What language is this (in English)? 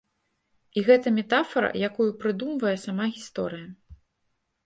Belarusian